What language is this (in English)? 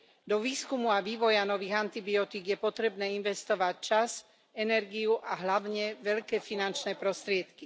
Slovak